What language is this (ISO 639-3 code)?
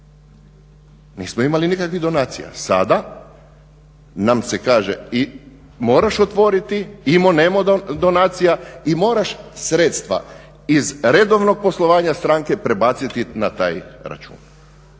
hrv